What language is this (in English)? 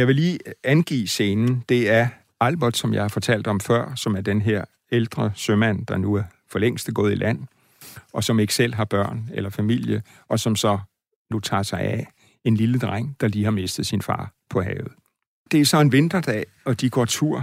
Danish